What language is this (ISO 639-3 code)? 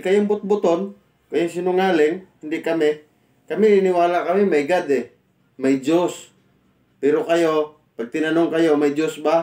fil